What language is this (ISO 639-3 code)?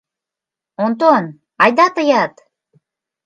chm